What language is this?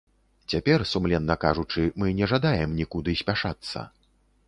Belarusian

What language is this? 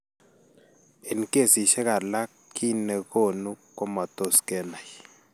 Kalenjin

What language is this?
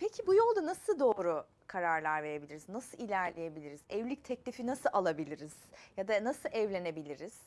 Turkish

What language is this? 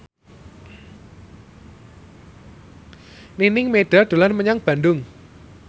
Javanese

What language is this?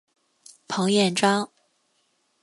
Chinese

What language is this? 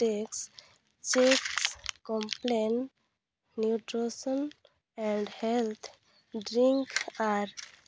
Santali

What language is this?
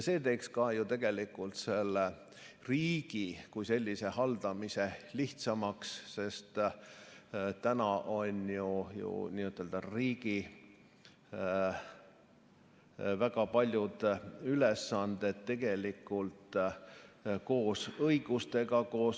Estonian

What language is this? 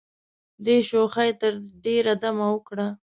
Pashto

